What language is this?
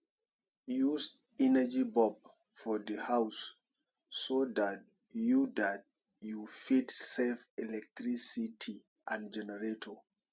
Nigerian Pidgin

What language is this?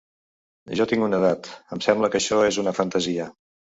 Catalan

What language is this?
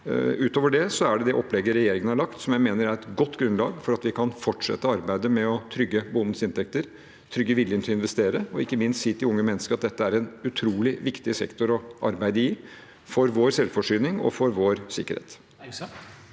Norwegian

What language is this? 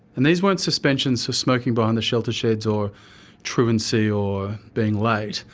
English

